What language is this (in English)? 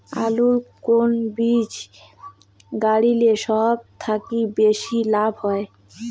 Bangla